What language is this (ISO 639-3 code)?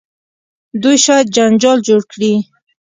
pus